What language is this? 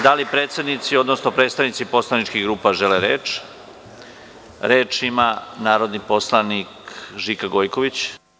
Serbian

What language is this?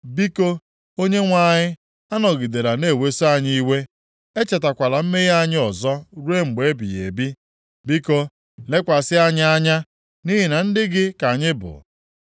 Igbo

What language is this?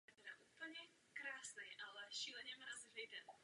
Czech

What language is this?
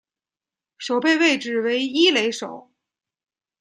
Chinese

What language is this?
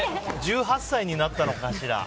Japanese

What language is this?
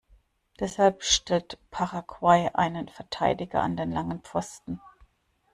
German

